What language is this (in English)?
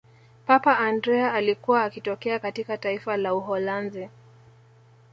Swahili